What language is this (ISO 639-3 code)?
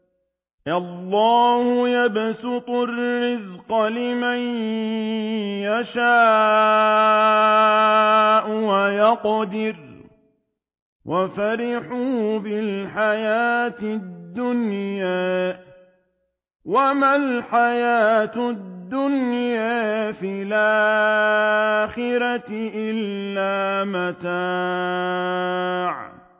ara